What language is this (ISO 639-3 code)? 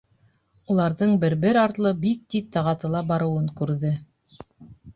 bak